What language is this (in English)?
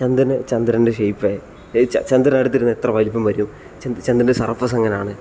Malayalam